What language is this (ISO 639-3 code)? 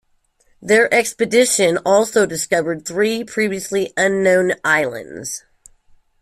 eng